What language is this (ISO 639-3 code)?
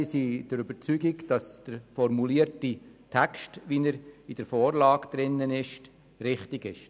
gsw